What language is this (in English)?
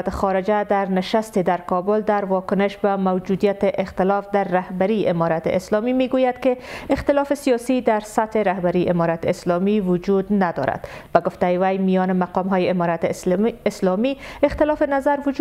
Persian